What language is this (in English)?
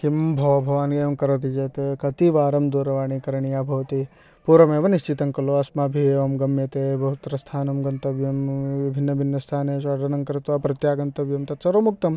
Sanskrit